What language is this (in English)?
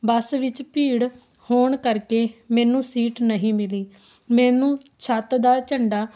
Punjabi